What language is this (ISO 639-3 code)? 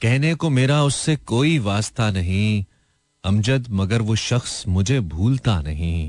hin